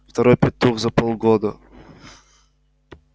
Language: Russian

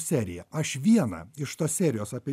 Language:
Lithuanian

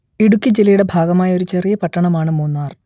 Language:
Malayalam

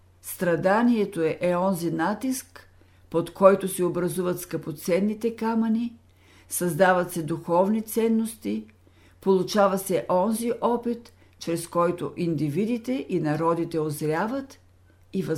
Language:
Bulgarian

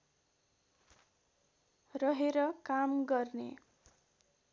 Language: Nepali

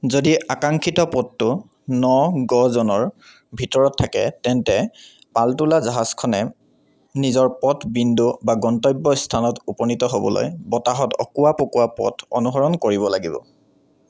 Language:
Assamese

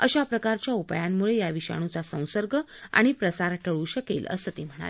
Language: Marathi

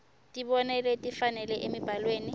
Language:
Swati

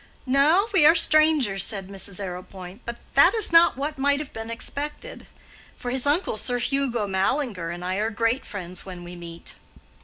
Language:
English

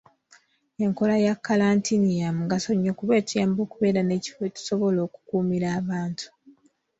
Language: Ganda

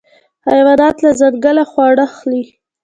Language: Pashto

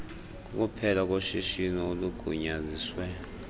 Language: Xhosa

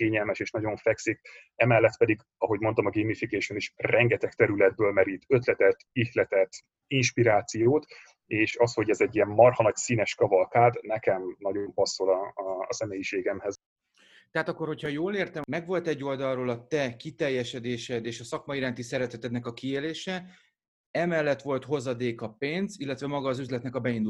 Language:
Hungarian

